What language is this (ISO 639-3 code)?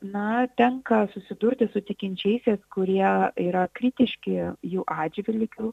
lit